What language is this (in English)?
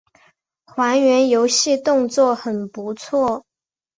Chinese